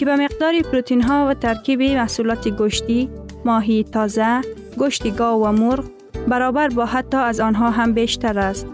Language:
Persian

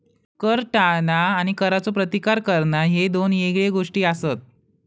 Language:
Marathi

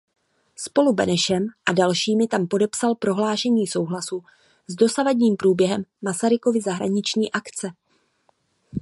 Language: Czech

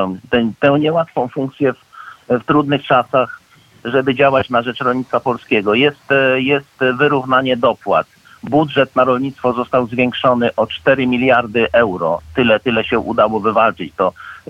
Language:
Polish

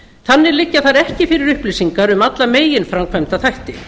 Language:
Icelandic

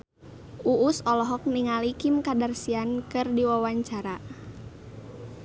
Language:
Sundanese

